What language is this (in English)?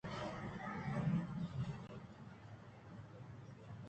Eastern Balochi